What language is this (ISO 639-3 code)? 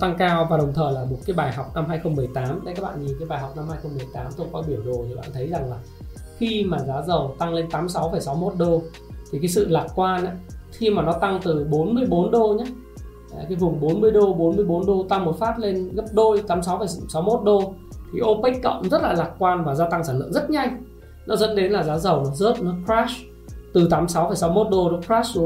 vie